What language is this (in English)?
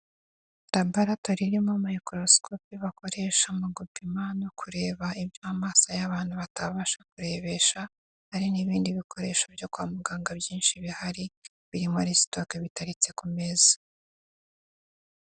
Kinyarwanda